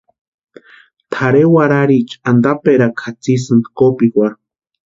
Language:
Western Highland Purepecha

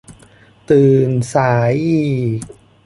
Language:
Thai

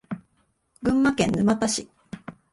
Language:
Japanese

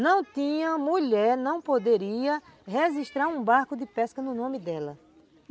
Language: Portuguese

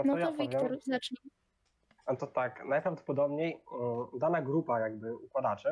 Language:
Polish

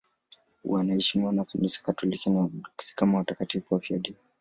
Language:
Swahili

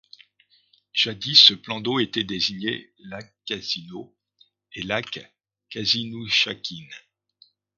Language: French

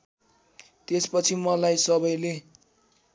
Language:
Nepali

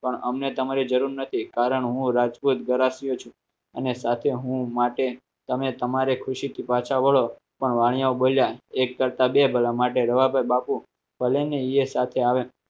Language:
Gujarati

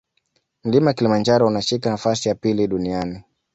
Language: Swahili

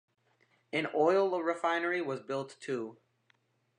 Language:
English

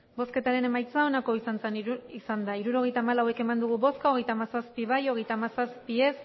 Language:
Basque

